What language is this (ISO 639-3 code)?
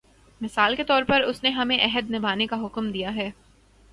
urd